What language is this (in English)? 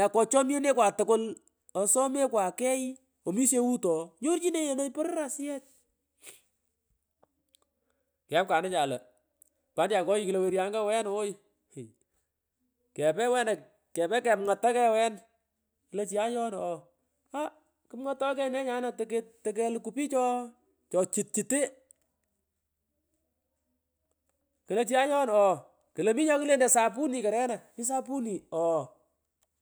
Pökoot